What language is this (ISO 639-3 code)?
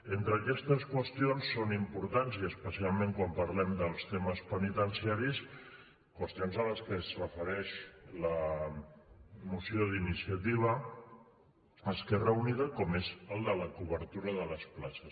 cat